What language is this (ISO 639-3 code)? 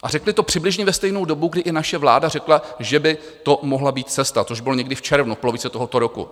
ces